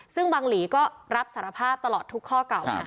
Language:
Thai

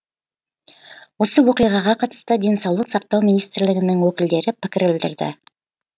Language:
Kazakh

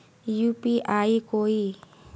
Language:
Magahi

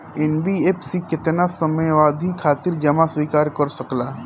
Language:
Bhojpuri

